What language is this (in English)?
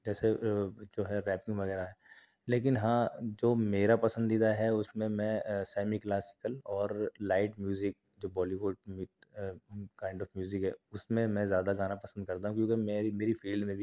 Urdu